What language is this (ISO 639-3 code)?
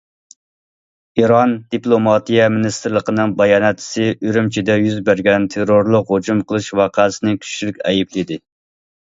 uig